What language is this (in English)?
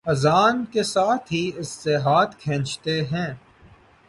Urdu